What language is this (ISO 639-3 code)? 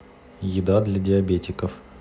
rus